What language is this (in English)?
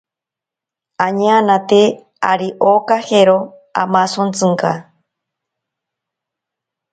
Ashéninka Perené